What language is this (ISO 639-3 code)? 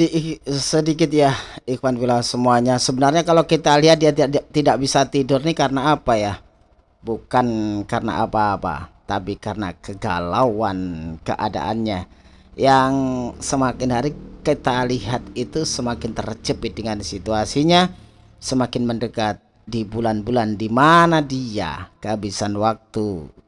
ind